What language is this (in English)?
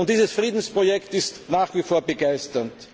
German